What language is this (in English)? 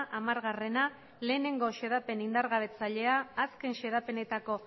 Basque